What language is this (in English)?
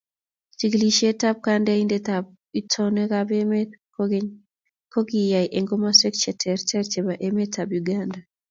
Kalenjin